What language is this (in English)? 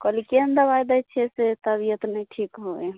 Maithili